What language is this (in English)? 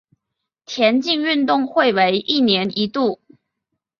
Chinese